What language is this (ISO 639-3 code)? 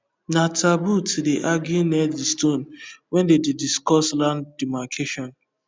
pcm